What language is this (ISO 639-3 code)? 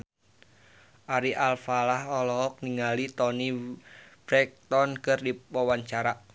sun